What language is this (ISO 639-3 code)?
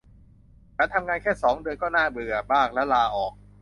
tha